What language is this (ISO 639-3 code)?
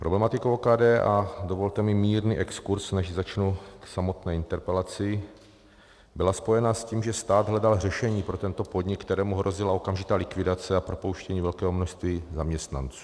ces